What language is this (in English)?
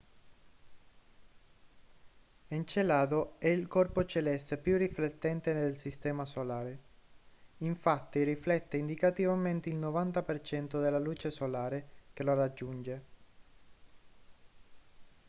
Italian